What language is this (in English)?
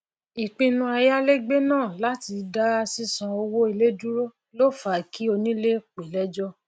Yoruba